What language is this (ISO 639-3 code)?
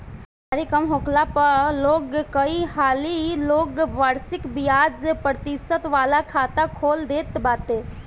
bho